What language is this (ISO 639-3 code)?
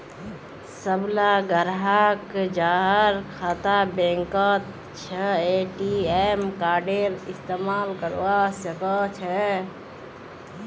mag